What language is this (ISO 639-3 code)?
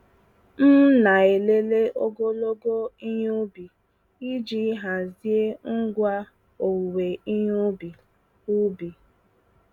ibo